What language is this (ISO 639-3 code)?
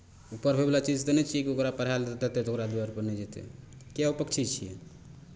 mai